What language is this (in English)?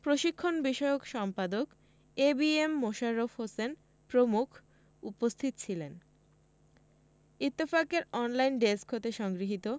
Bangla